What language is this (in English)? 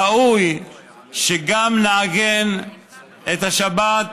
Hebrew